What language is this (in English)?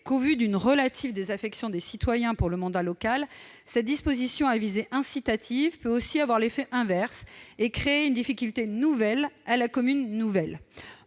French